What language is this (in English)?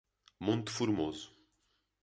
Portuguese